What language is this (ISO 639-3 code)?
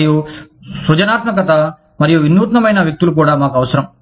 tel